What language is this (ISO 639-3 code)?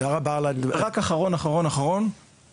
heb